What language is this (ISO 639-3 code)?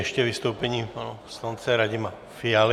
ces